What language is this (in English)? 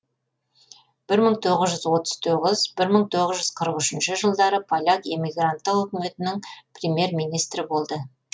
Kazakh